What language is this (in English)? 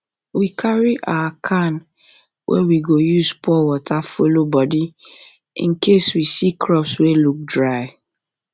Nigerian Pidgin